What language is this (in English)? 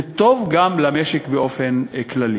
Hebrew